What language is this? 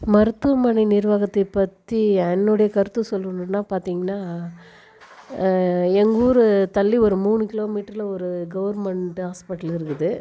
Tamil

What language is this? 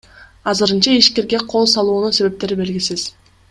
Kyrgyz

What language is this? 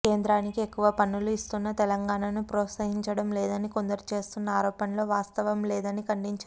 Telugu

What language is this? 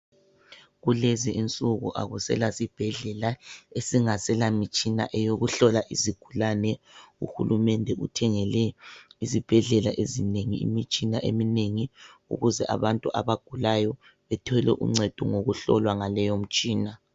North Ndebele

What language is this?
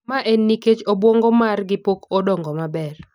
Luo (Kenya and Tanzania)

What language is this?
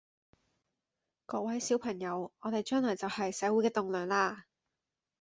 Cantonese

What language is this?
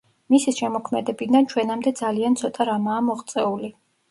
Georgian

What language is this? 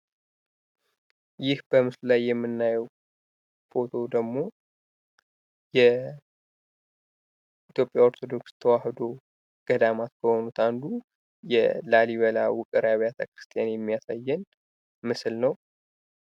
Amharic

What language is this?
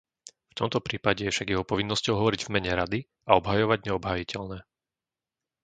Slovak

